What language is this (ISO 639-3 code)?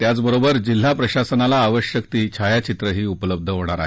mar